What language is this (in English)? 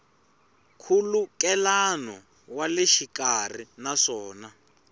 Tsonga